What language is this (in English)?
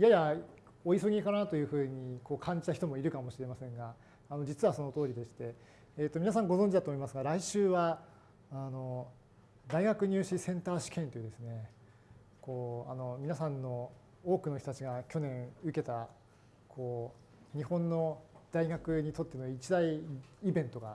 Japanese